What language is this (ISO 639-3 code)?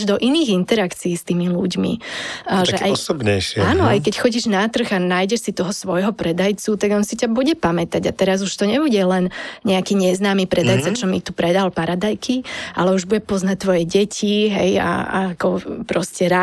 slk